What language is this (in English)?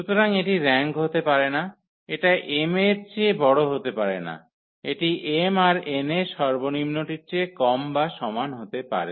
Bangla